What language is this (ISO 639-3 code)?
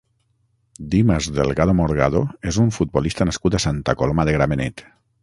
cat